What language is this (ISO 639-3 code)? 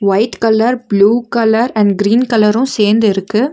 tam